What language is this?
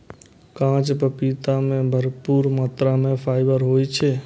Maithili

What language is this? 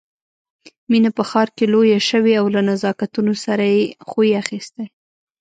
Pashto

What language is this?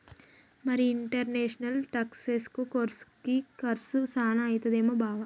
Telugu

